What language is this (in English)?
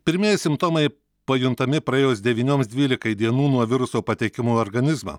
Lithuanian